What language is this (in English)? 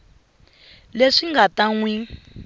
Tsonga